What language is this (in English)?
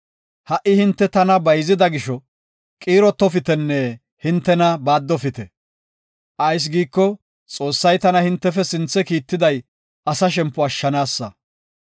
Gofa